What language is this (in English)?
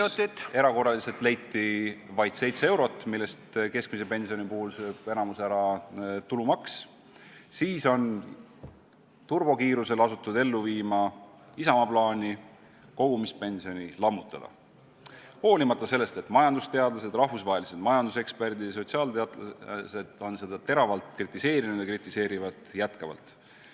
Estonian